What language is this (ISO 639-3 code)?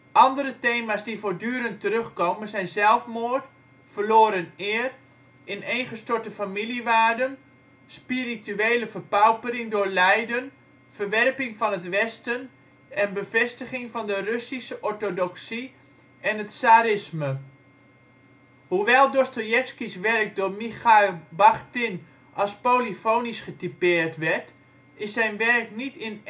nld